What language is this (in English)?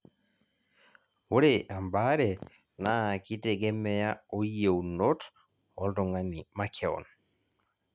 Masai